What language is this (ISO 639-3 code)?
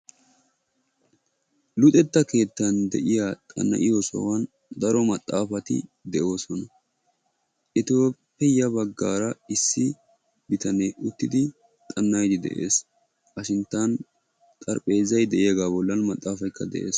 wal